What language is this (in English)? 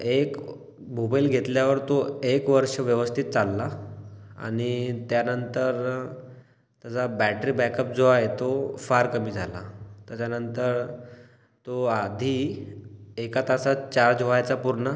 Marathi